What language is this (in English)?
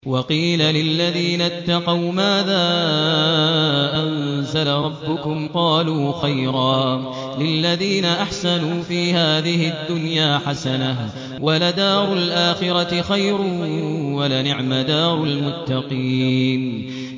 Arabic